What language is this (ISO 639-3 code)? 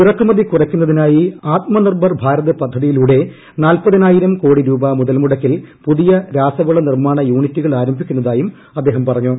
mal